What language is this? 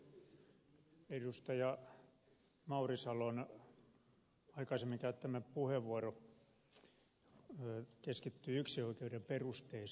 Finnish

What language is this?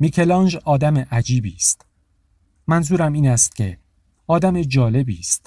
Persian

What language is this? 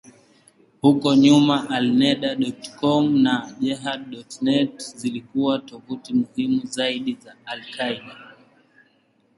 Swahili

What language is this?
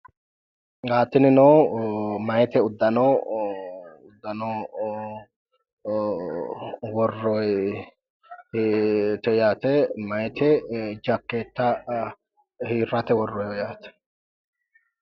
Sidamo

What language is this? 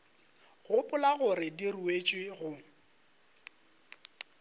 Northern Sotho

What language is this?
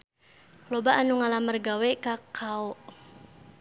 Sundanese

